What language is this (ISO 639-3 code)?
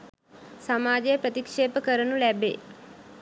sin